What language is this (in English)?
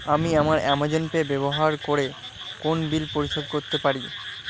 Bangla